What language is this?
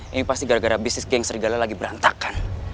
Indonesian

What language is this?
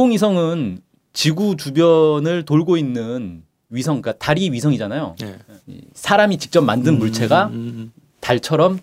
Korean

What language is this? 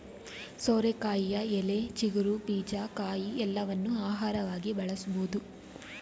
Kannada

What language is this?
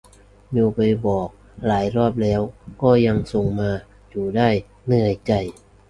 Thai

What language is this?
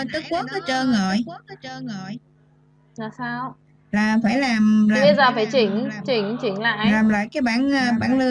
Vietnamese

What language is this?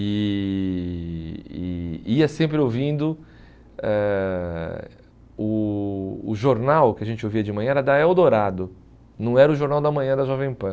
Portuguese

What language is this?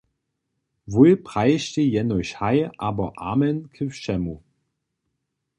Upper Sorbian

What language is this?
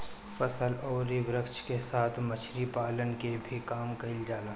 Bhojpuri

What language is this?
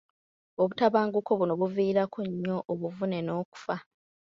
Ganda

